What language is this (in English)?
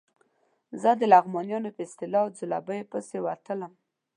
Pashto